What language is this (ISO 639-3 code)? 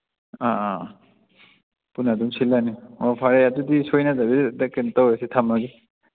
mni